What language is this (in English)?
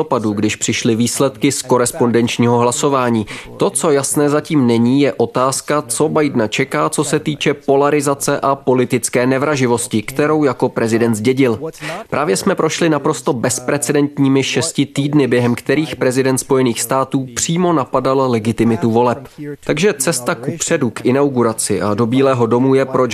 Czech